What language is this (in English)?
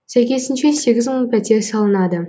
Kazakh